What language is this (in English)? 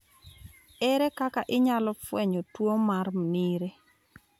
Luo (Kenya and Tanzania)